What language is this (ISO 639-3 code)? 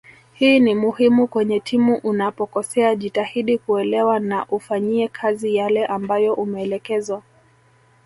swa